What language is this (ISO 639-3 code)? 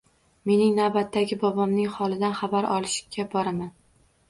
uzb